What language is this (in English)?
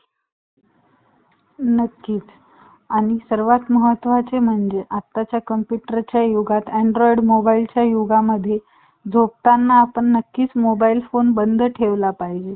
Marathi